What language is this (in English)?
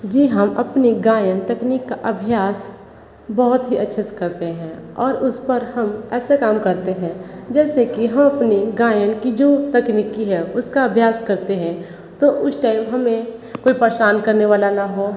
Hindi